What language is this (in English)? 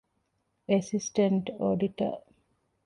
Divehi